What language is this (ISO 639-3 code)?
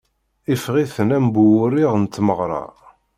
kab